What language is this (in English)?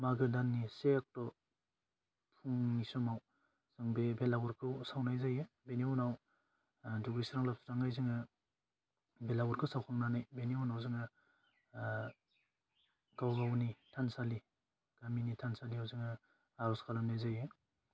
Bodo